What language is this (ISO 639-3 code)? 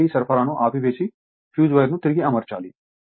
tel